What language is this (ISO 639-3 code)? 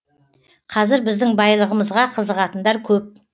kaz